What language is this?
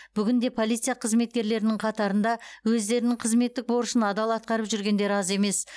Kazakh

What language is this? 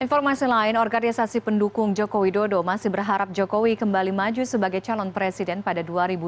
Indonesian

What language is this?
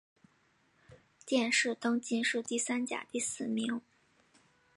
Chinese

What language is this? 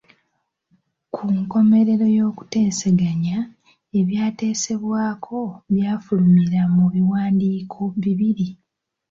Ganda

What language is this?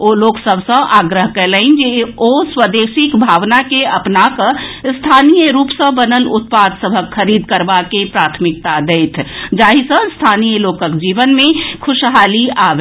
Maithili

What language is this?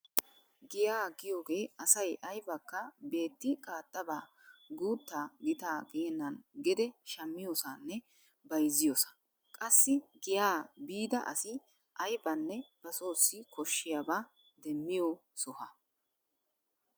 Wolaytta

